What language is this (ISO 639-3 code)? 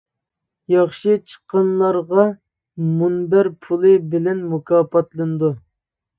uig